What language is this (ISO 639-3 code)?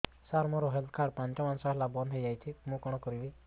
ori